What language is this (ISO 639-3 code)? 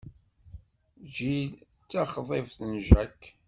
kab